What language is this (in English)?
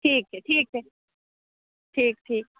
Maithili